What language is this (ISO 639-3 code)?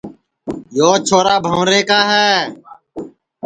ssi